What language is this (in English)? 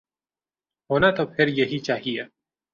Urdu